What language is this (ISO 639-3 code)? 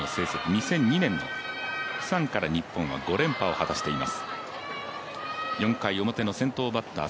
jpn